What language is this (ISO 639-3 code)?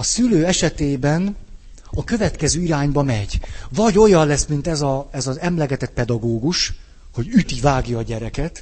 hun